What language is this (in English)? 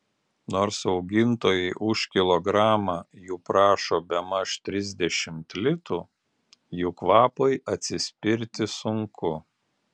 Lithuanian